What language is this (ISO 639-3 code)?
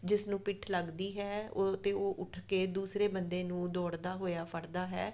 pan